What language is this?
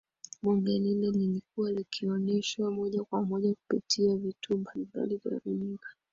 Swahili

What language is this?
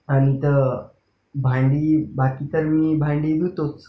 Marathi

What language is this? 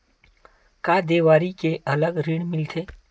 Chhattisgarhi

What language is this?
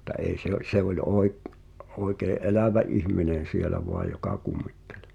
Finnish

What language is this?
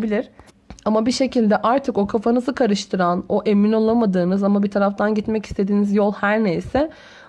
Turkish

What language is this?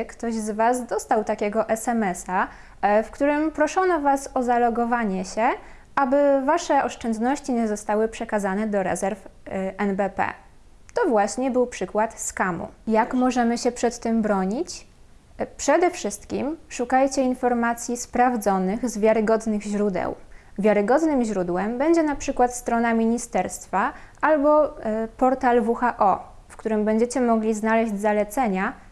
Polish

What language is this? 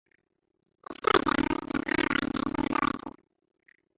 English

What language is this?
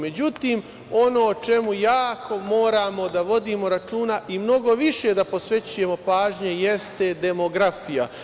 Serbian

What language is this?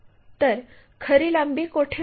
Marathi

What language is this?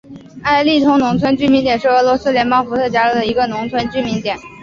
Chinese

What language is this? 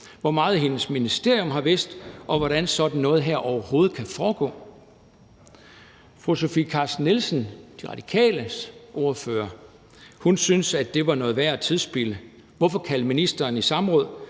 Danish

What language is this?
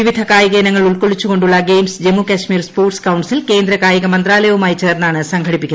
Malayalam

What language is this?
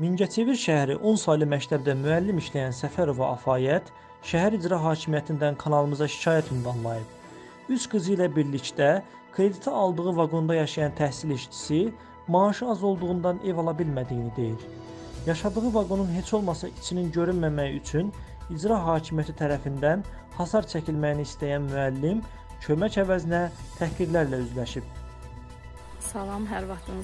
Turkish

